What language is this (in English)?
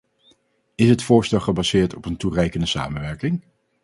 Dutch